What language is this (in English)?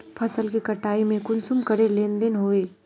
Magahi